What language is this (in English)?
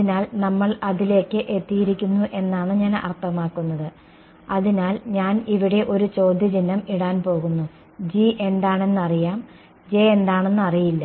Malayalam